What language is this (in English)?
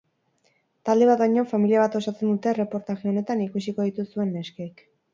Basque